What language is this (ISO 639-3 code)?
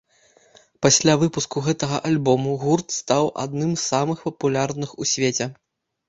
bel